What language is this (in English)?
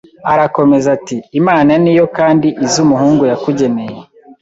Kinyarwanda